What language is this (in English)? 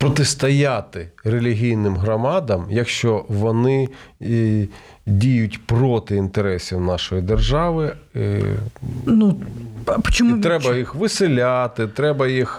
Ukrainian